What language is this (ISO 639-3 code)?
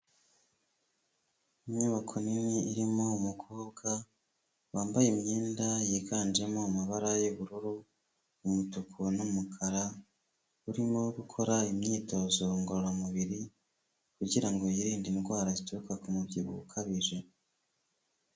kin